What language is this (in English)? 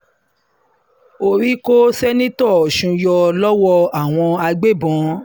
Yoruba